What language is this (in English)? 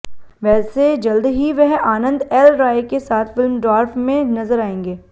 Hindi